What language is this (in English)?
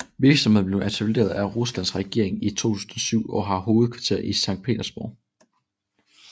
Danish